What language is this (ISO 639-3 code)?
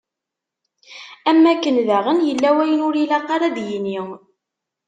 kab